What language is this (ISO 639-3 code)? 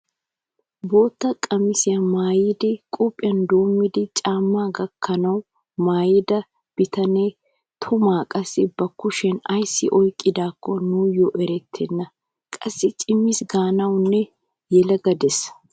wal